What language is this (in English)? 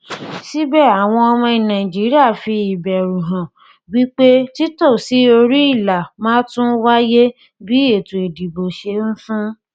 Yoruba